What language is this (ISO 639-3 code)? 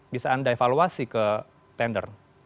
ind